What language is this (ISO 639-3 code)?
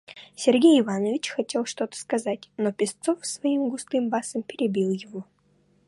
rus